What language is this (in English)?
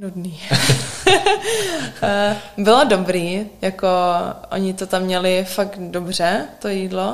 Czech